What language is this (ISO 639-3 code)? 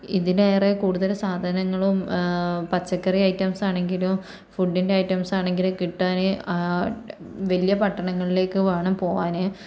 mal